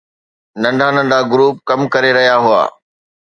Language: Sindhi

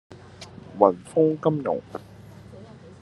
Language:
Cantonese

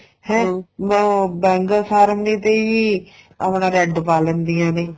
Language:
Punjabi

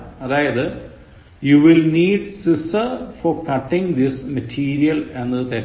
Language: Malayalam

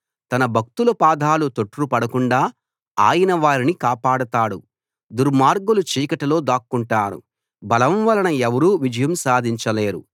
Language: Telugu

